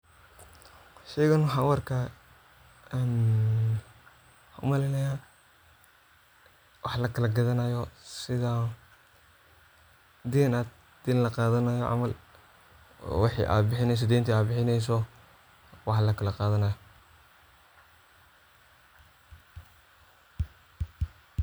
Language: Somali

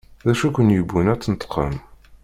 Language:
Kabyle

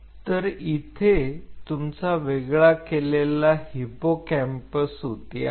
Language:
Marathi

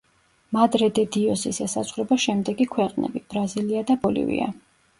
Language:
Georgian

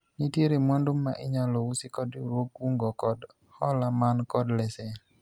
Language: Luo (Kenya and Tanzania)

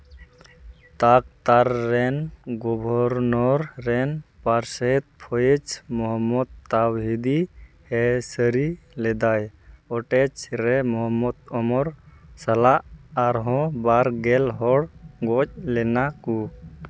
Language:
Santali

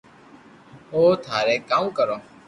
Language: Loarki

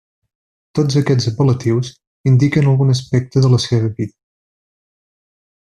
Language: Catalan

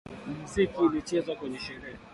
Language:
Swahili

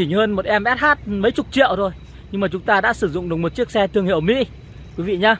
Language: Vietnamese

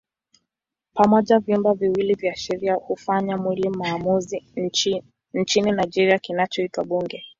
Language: Swahili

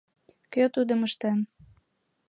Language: Mari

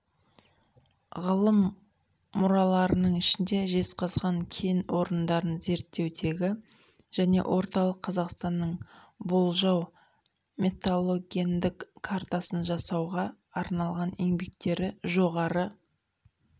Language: Kazakh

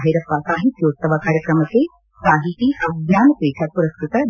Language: Kannada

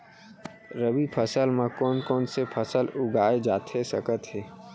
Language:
Chhattisgarhi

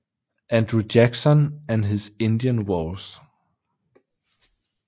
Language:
Danish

